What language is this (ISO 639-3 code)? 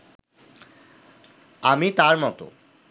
ben